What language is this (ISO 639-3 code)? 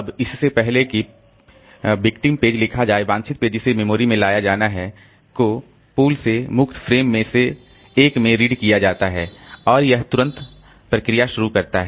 hin